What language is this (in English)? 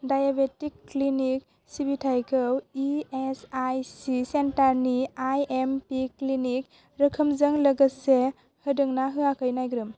Bodo